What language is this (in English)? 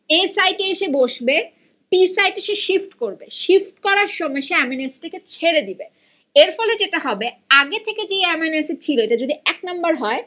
Bangla